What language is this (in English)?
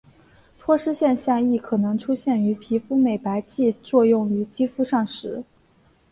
Chinese